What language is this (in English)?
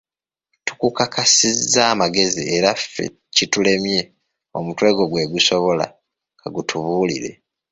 Ganda